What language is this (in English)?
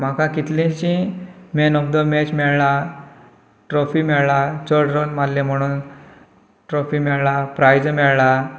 Konkani